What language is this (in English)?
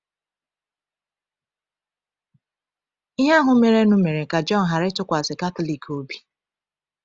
Igbo